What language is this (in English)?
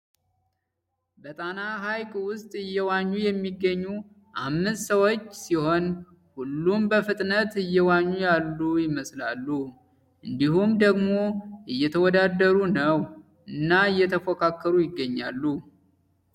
Amharic